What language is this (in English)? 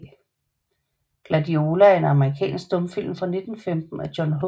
Danish